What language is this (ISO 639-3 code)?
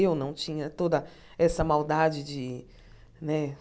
por